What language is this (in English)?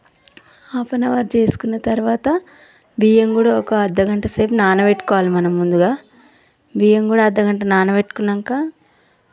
Telugu